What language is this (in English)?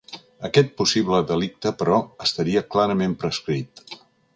Catalan